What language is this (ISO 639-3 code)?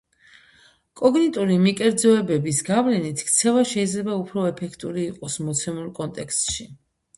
kat